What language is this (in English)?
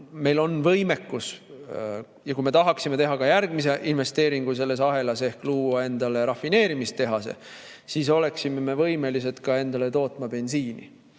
Estonian